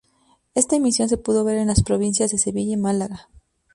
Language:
Spanish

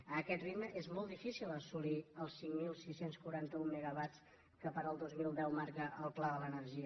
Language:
Catalan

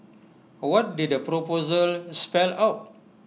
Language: English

